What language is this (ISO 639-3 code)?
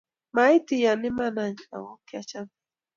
kln